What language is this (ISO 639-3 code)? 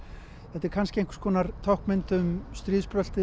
isl